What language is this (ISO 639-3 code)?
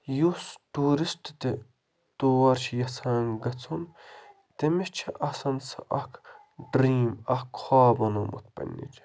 kas